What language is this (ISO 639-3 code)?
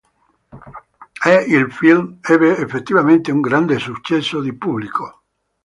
ita